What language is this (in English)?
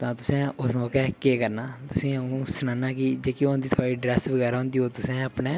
Dogri